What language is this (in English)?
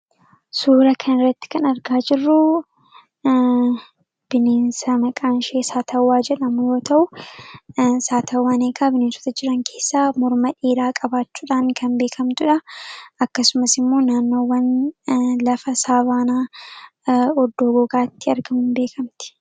Oromo